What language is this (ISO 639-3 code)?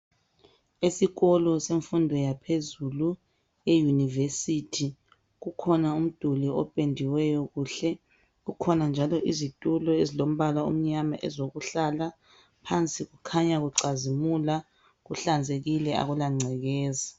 nde